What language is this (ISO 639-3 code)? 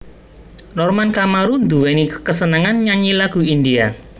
jav